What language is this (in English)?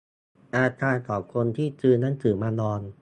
Thai